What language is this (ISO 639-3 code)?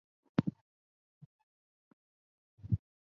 zho